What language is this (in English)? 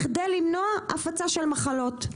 Hebrew